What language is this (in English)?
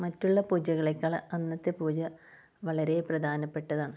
Malayalam